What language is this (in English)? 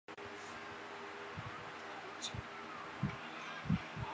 Chinese